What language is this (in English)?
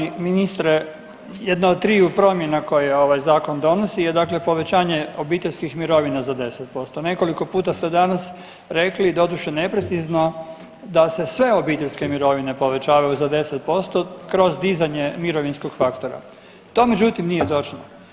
Croatian